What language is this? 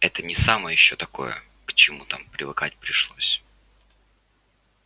Russian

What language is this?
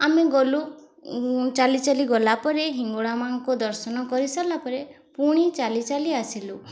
Odia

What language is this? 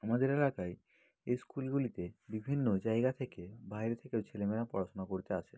Bangla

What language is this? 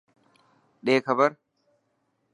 Dhatki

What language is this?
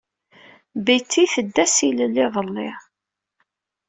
Kabyle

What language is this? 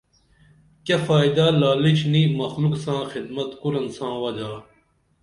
Dameli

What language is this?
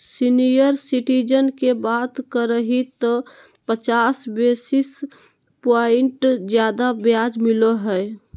Magahi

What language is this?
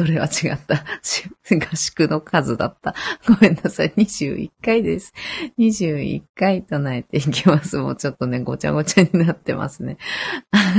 Japanese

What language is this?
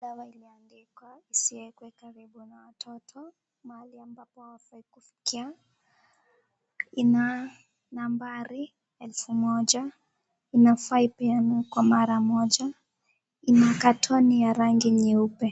Swahili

